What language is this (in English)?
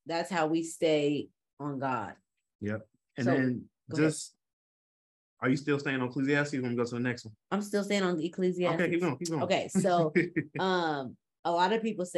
English